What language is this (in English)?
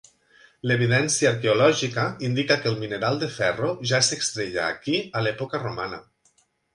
Catalan